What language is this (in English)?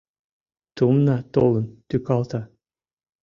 Mari